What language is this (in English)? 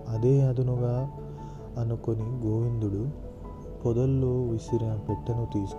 Telugu